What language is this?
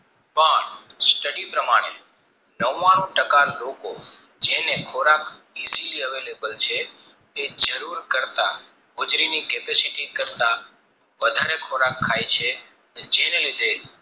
Gujarati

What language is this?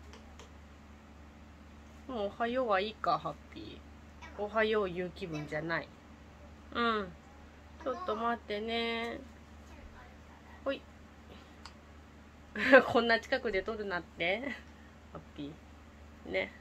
Japanese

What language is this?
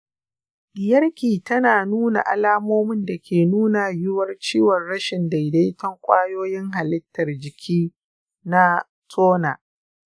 Hausa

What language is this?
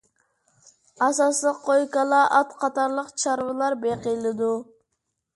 Uyghur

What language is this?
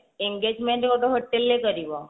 Odia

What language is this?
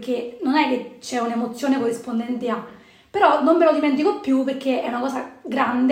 Italian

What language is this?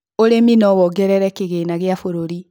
Kikuyu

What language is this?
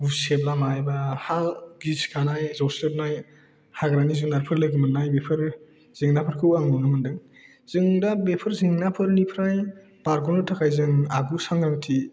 Bodo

